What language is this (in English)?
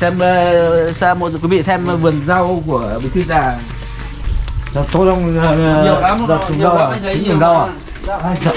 Vietnamese